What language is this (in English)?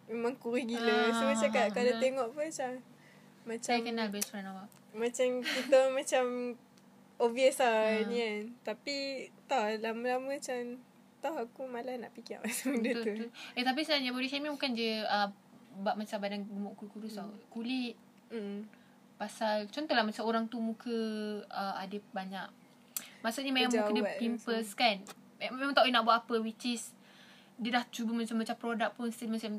Malay